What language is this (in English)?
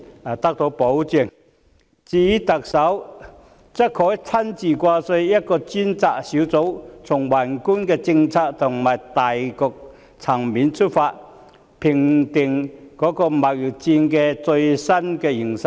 Cantonese